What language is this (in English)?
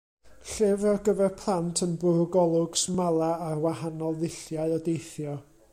Welsh